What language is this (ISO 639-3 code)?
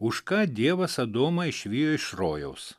lit